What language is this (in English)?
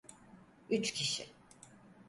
Turkish